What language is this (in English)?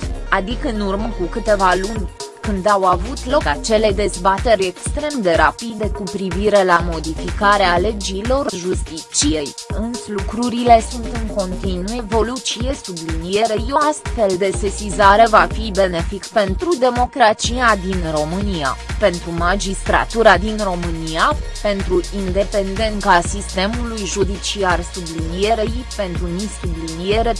Romanian